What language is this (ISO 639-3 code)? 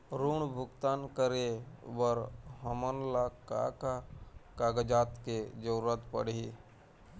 hne